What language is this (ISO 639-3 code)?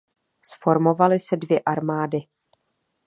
ces